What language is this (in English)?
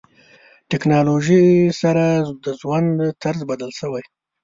Pashto